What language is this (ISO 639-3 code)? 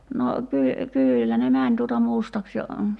fin